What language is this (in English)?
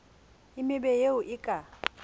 Southern Sotho